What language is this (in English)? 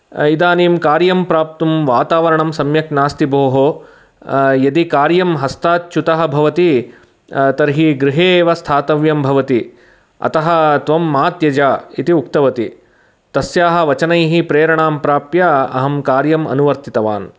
Sanskrit